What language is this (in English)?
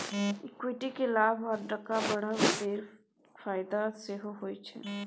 Maithili